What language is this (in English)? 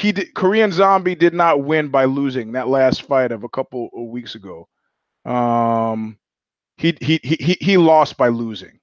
English